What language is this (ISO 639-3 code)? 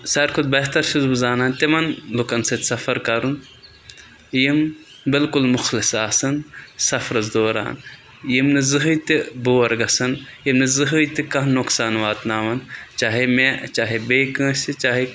kas